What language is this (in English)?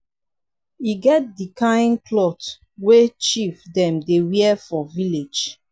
Nigerian Pidgin